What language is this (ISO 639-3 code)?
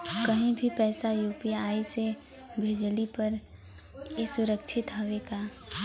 bho